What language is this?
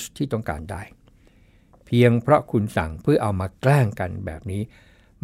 Thai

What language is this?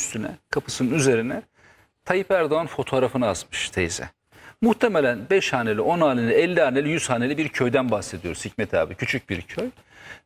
Turkish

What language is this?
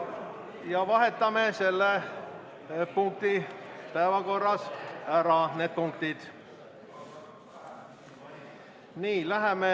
Estonian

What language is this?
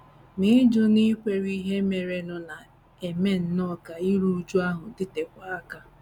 Igbo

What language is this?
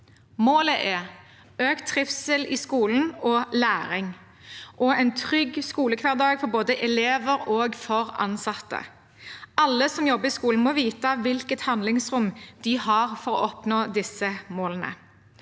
Norwegian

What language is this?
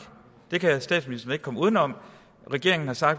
Danish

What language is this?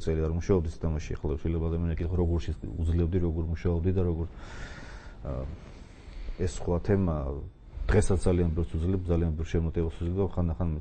Romanian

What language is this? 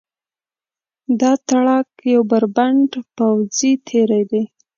Pashto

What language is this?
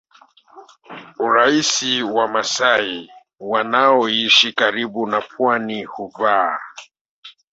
Swahili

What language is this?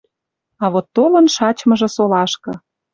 Western Mari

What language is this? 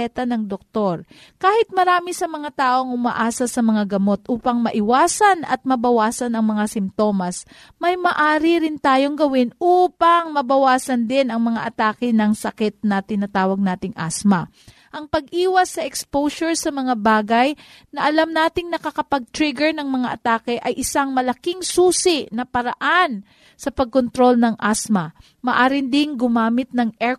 Filipino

